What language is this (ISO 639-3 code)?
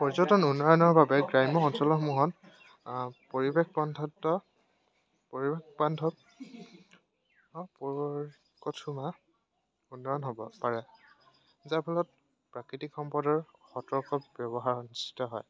asm